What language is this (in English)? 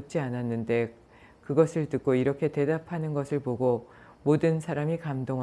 Korean